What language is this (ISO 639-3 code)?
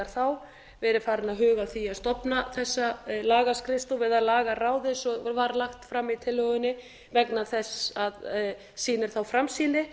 isl